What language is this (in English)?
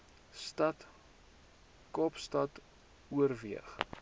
Afrikaans